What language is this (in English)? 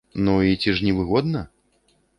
Belarusian